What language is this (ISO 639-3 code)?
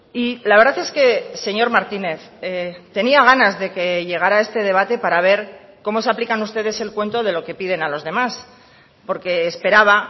spa